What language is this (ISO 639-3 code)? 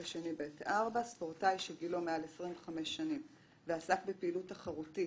heb